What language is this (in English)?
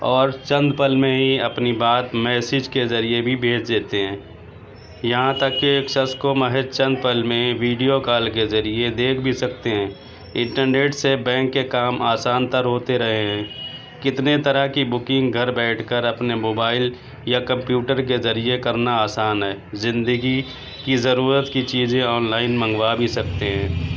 Urdu